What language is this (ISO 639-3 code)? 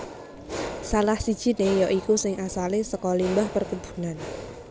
jav